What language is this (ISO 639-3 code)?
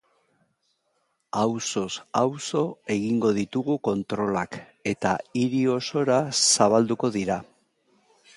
eus